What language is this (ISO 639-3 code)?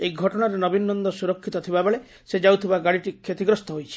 ori